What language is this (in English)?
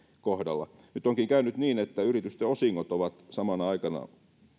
Finnish